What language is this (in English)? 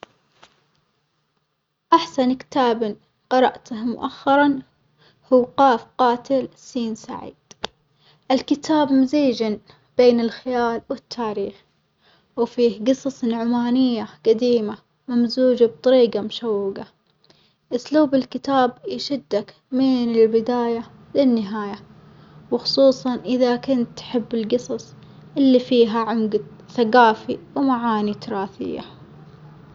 Omani Arabic